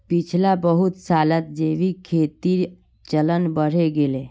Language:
Magahi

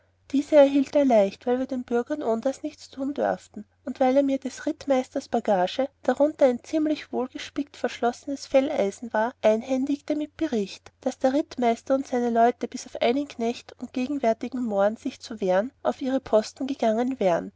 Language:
German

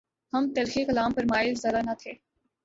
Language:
Urdu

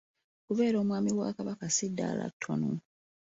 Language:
Ganda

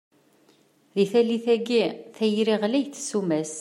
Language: Kabyle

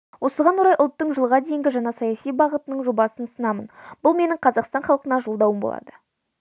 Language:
Kazakh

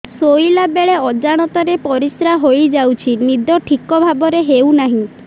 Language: Odia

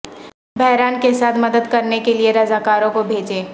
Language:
Urdu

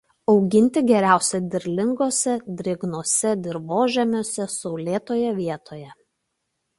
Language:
Lithuanian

